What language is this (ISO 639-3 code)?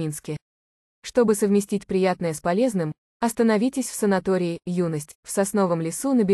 rus